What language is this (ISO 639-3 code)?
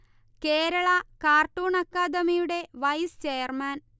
mal